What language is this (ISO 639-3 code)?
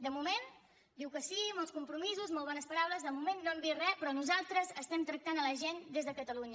cat